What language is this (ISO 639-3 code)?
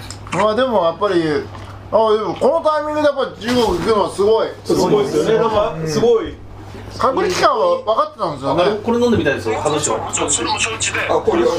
jpn